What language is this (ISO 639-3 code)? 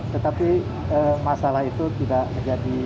ind